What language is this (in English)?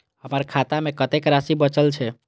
Maithili